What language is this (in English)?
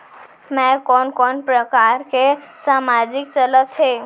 Chhattisgarhi